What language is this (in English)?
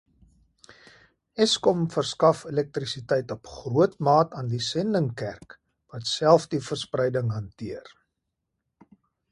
Afrikaans